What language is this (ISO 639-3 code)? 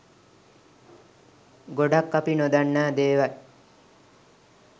sin